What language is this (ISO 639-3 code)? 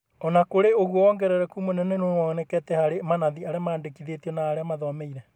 kik